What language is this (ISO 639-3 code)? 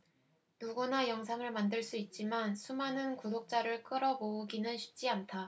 kor